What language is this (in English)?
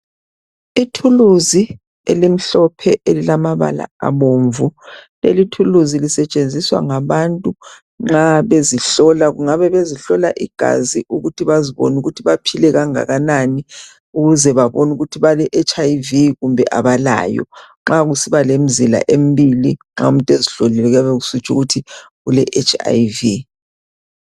North Ndebele